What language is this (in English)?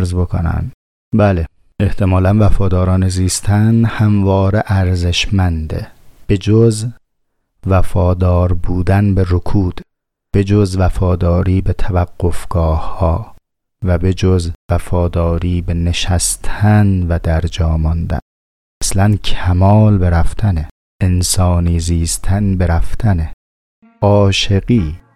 Persian